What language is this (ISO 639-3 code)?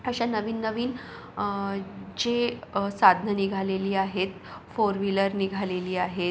mar